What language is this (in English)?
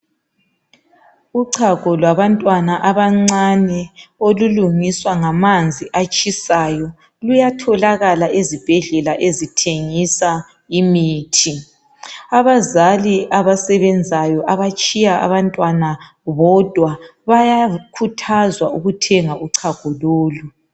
North Ndebele